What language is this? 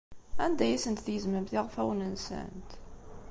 Kabyle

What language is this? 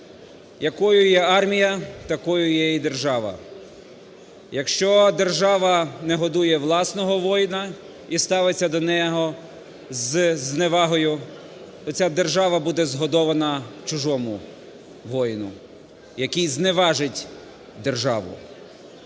Ukrainian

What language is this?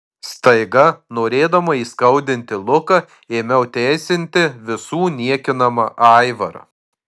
Lithuanian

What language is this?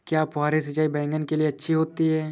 Hindi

